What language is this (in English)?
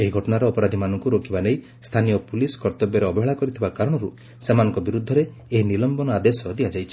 Odia